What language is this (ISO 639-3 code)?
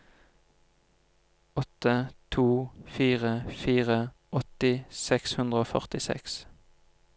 nor